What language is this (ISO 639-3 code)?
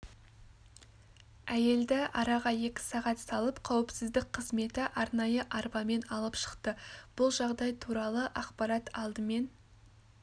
kaz